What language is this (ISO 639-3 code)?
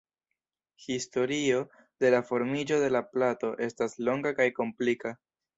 epo